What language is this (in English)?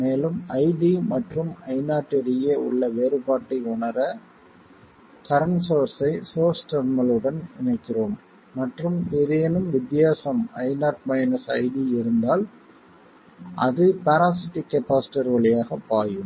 Tamil